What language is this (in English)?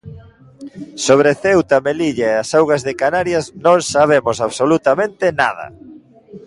Galician